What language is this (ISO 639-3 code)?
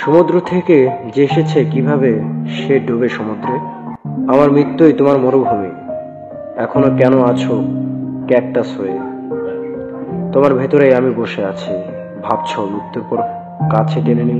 tha